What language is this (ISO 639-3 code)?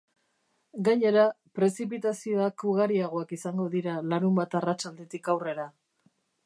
eus